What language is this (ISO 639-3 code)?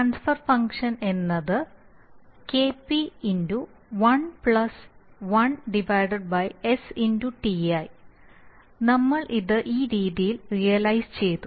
mal